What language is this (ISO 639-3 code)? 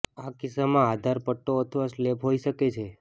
guj